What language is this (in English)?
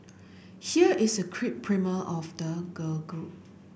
English